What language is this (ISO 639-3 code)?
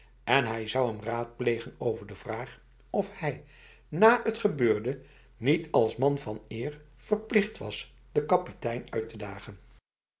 nld